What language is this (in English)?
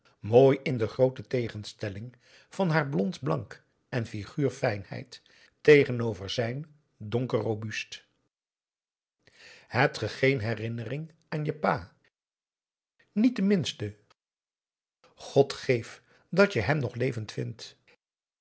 Dutch